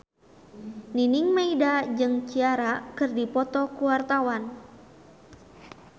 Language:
Sundanese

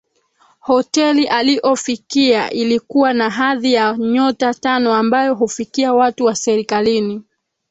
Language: Swahili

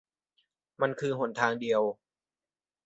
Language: Thai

